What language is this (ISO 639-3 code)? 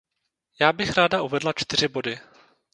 ces